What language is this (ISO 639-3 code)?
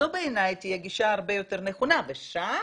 heb